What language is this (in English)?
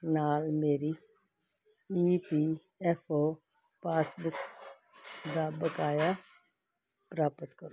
Punjabi